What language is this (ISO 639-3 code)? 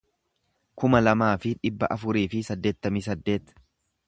orm